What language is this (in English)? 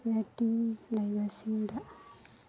Manipuri